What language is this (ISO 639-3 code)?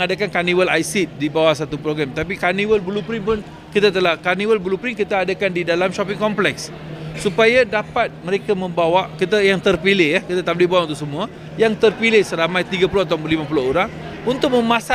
msa